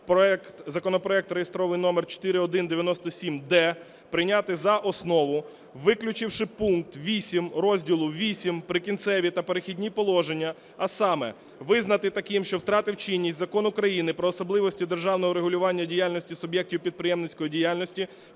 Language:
Ukrainian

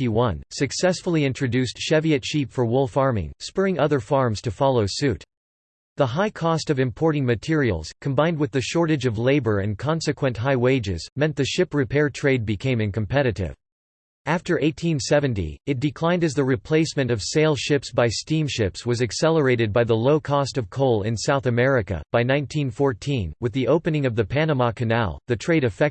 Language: English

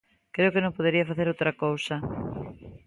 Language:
Galician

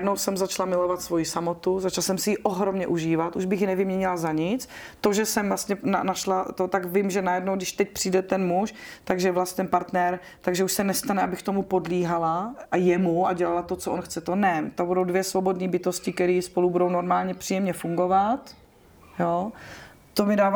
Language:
Czech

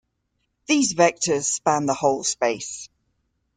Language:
English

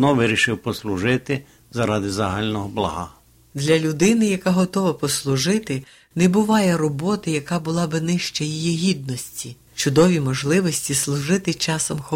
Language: Ukrainian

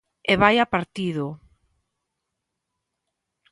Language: Galician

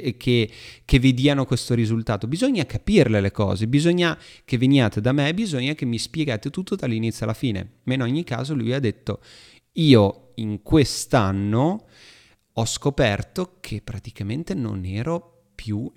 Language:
Italian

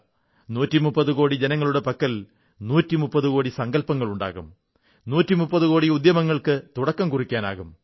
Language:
Malayalam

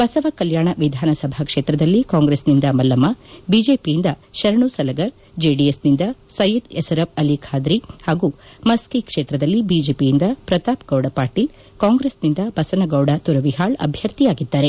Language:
Kannada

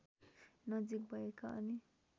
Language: Nepali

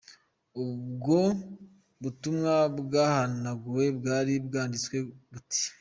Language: Kinyarwanda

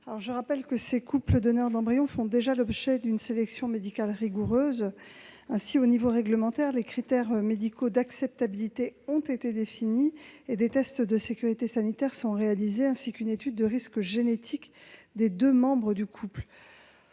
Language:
French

